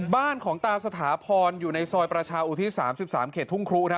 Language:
Thai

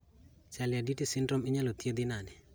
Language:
Luo (Kenya and Tanzania)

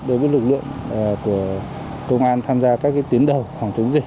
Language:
Vietnamese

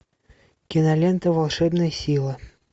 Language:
Russian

